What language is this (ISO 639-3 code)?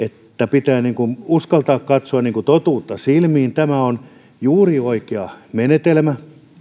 fin